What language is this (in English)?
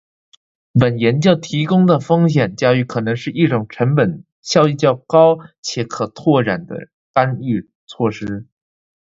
Chinese